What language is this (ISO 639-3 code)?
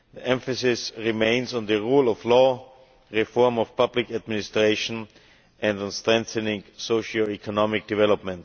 eng